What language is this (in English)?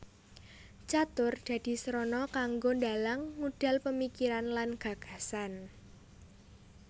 Javanese